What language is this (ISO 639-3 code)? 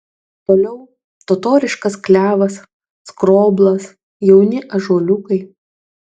lit